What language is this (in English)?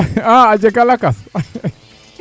Serer